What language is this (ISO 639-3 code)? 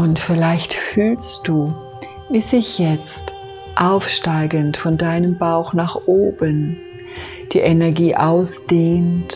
deu